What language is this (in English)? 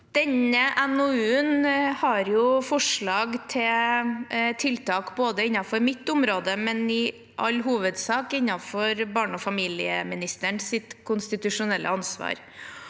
Norwegian